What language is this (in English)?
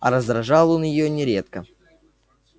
Russian